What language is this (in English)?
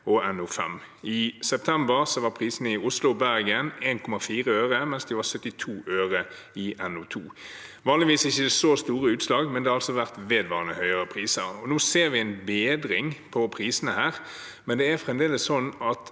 Norwegian